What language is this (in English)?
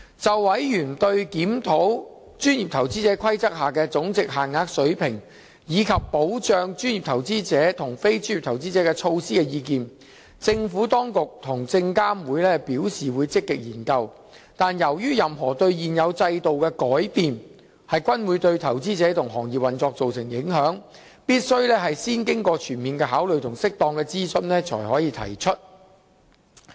Cantonese